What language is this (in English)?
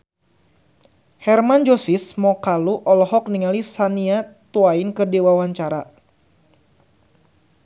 Sundanese